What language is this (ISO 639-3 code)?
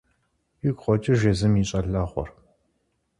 kbd